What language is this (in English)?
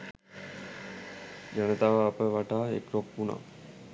Sinhala